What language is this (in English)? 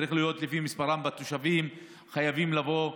Hebrew